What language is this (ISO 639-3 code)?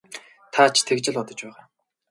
mon